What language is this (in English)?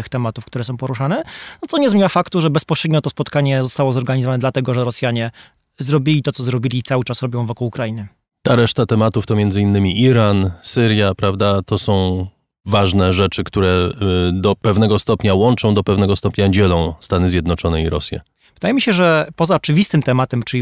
Polish